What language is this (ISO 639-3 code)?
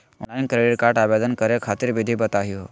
mag